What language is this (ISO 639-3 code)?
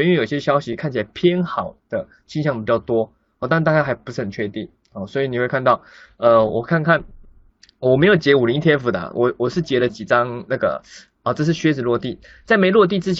zho